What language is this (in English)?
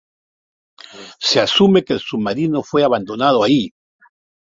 Spanish